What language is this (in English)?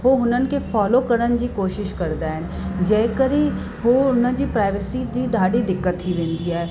Sindhi